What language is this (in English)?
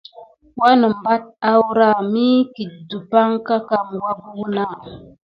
Gidar